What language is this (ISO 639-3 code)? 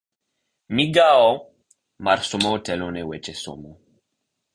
luo